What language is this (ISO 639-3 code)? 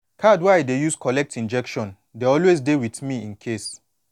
pcm